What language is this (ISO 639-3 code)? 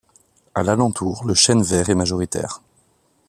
fra